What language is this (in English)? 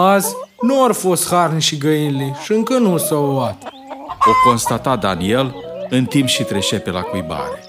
Romanian